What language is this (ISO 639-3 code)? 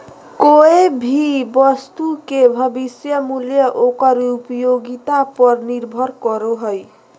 mag